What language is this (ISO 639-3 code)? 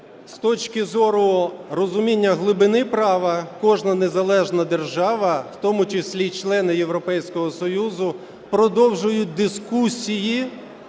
ukr